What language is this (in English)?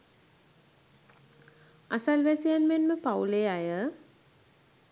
Sinhala